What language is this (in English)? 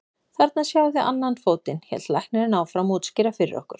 Icelandic